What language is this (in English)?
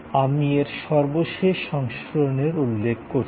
Bangla